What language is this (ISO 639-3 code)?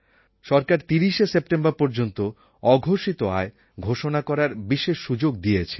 ben